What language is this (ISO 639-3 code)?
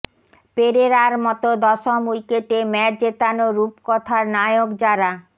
ben